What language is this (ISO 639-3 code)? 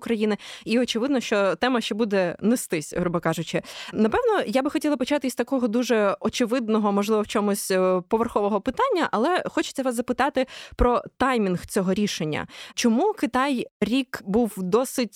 ukr